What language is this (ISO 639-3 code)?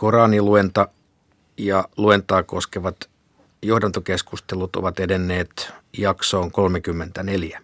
fin